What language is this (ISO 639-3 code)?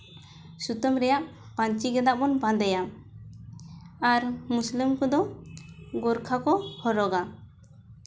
sat